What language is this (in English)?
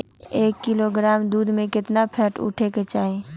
Magahi